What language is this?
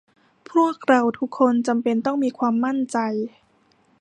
Thai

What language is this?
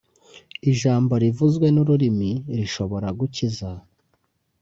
Kinyarwanda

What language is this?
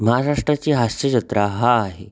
Marathi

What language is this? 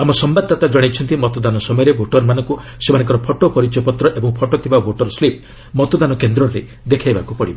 Odia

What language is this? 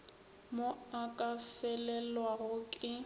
Northern Sotho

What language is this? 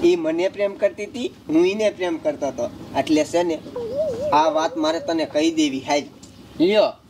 Hindi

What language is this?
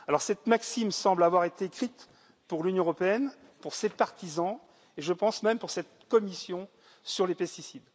French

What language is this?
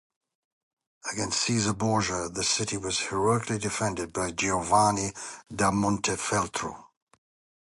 English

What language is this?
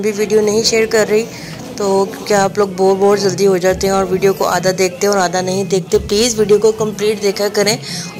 Hindi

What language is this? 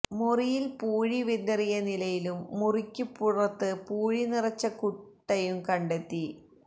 Malayalam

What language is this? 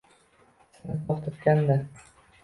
Uzbek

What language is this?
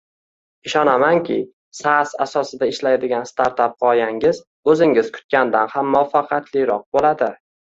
Uzbek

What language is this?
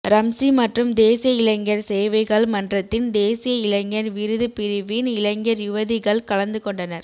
Tamil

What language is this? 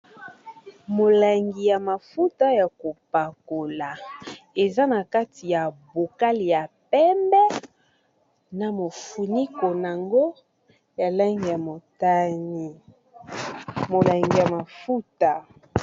Lingala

